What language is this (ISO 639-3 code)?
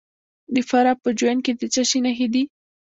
pus